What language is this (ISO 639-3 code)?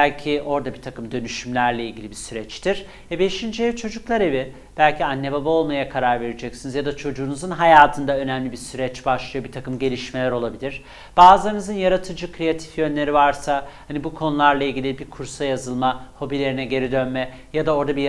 tur